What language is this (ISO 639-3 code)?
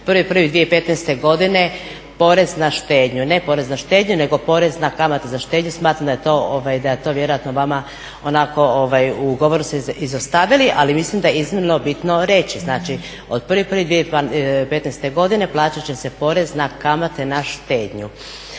hrv